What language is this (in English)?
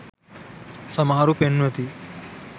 Sinhala